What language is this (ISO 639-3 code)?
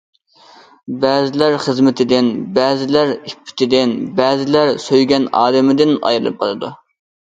uig